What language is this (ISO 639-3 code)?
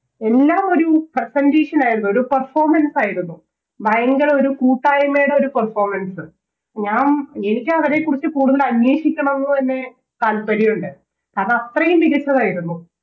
mal